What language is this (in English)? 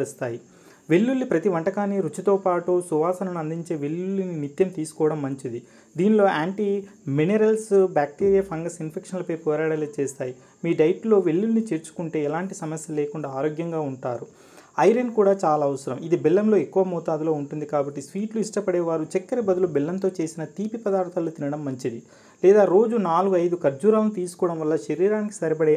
Hindi